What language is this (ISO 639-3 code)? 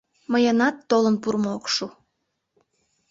chm